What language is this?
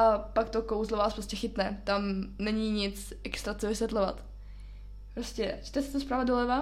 Czech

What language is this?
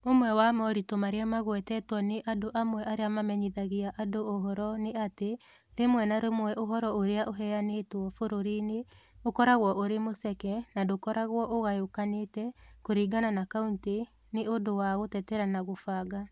Kikuyu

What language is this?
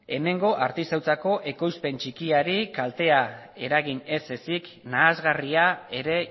Basque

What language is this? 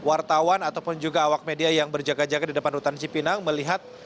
Indonesian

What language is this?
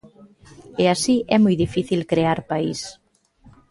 Galician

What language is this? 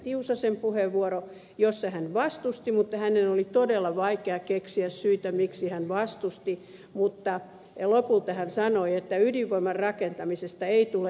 Finnish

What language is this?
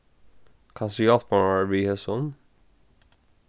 Faroese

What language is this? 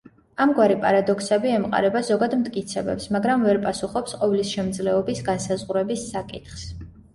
Georgian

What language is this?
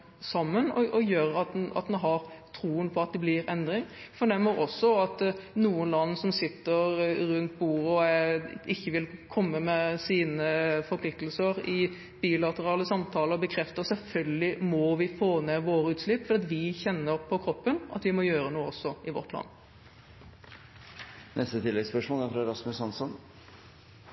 Norwegian Bokmål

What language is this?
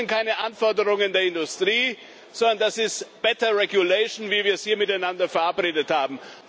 German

